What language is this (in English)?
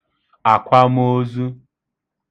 Igbo